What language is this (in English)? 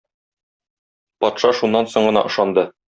Tatar